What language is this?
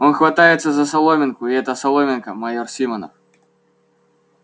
Russian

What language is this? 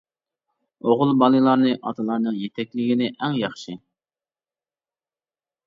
Uyghur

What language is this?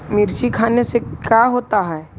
Magahi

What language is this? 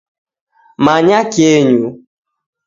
Taita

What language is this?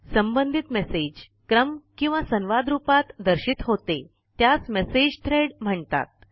Marathi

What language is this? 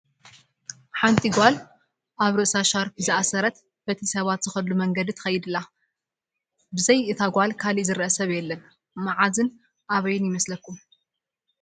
Tigrinya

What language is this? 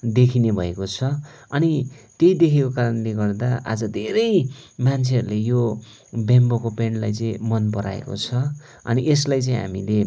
Nepali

